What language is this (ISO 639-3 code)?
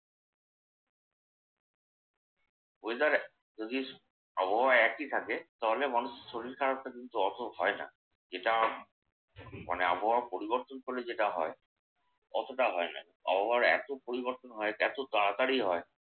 ben